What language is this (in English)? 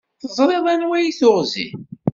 Kabyle